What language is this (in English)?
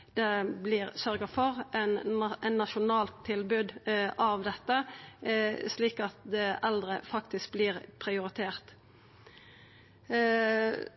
Norwegian Nynorsk